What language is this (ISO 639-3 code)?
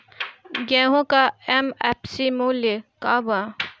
bho